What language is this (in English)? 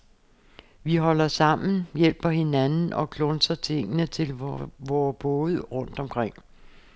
Danish